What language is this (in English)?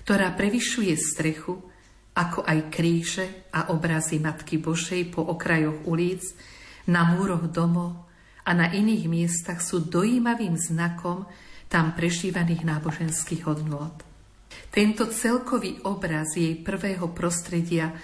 Slovak